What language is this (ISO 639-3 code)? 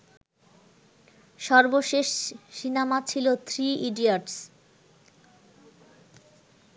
ben